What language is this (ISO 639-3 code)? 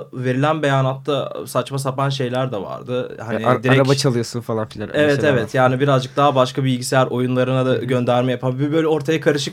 tur